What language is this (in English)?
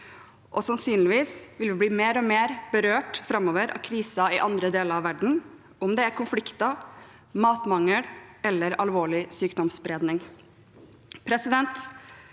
Norwegian